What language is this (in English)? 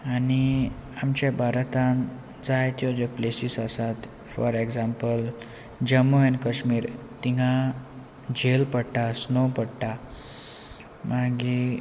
Konkani